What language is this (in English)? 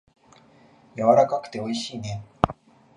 Japanese